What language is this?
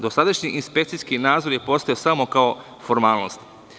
Serbian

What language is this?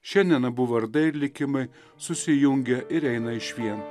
Lithuanian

